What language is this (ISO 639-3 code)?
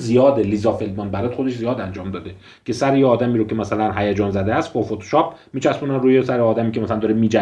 fas